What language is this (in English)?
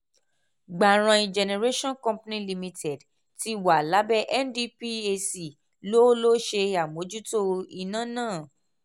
Yoruba